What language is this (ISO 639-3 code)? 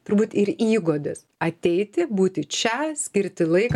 lit